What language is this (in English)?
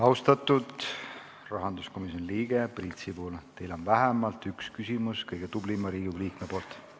Estonian